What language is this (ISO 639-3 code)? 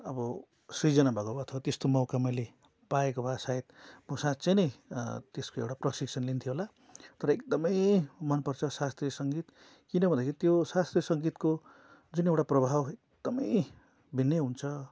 nep